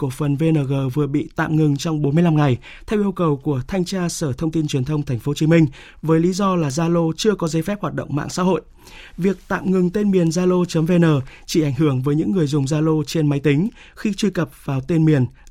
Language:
Vietnamese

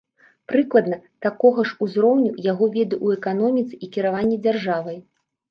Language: Belarusian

